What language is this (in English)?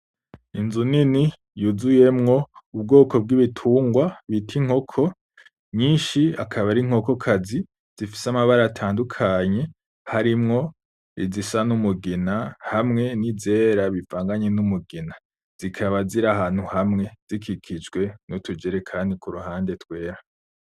Rundi